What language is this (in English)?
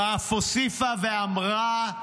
Hebrew